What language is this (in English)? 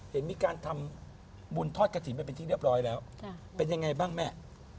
Thai